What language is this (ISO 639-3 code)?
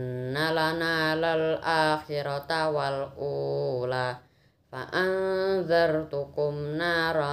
ind